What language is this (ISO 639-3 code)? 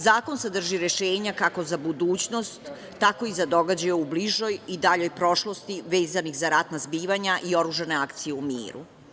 srp